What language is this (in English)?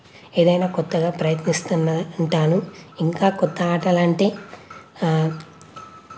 Telugu